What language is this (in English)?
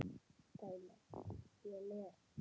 Icelandic